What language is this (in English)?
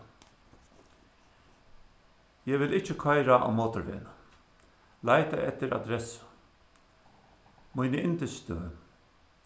Faroese